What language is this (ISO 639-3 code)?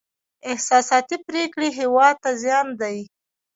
pus